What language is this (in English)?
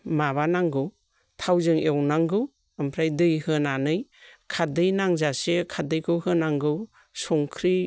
Bodo